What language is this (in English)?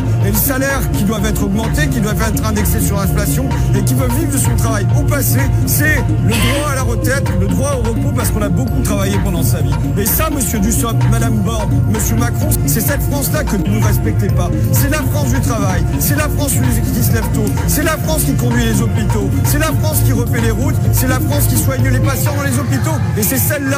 French